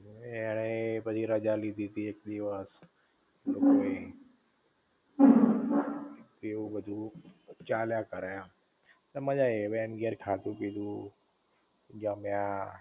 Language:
Gujarati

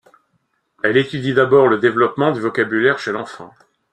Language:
French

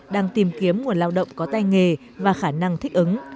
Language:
Vietnamese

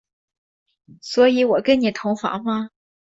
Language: Chinese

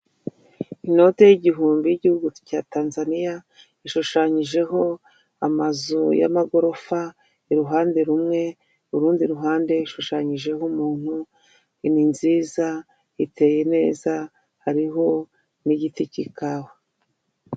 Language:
Kinyarwanda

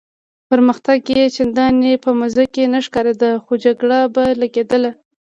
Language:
Pashto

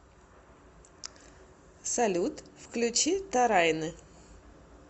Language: Russian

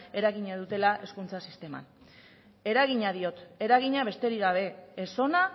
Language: Basque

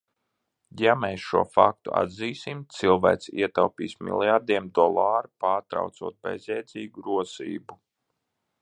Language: Latvian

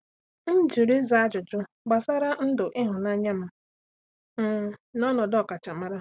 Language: Igbo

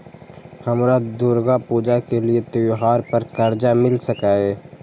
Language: Maithili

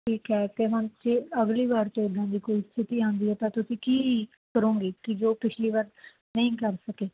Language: Punjabi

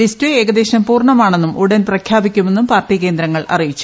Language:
Malayalam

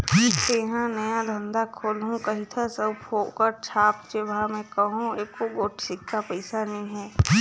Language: Chhattisgarhi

